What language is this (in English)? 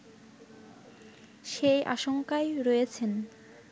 Bangla